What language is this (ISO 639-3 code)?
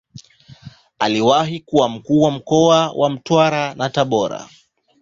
swa